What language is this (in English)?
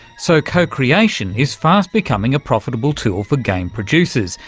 English